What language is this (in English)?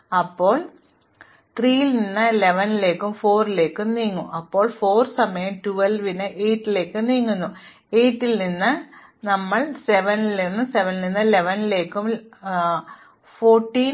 Malayalam